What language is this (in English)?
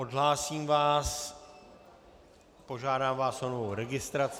Czech